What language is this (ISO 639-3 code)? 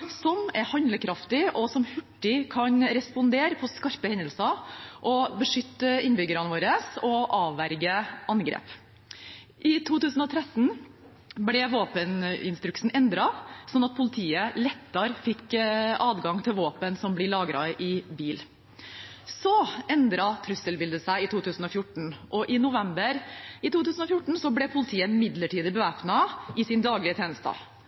nob